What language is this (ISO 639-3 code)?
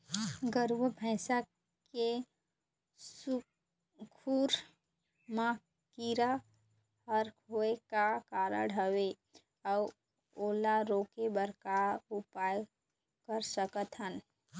hne